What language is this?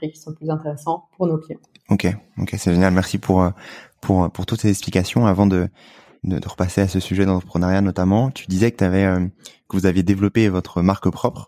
French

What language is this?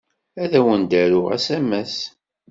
Kabyle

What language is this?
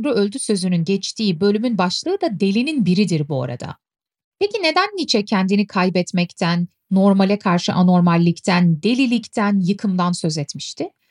Turkish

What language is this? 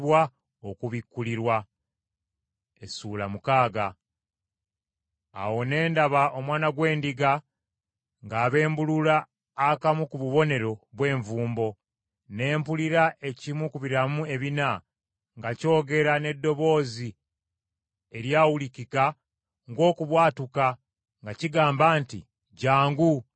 Ganda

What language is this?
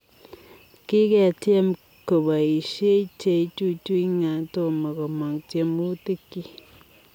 Kalenjin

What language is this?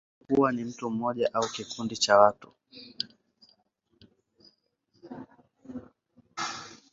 Swahili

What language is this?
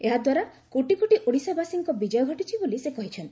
Odia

